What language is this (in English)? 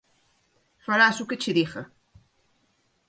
Galician